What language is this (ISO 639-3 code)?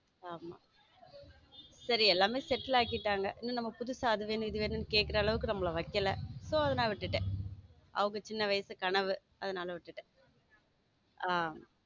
tam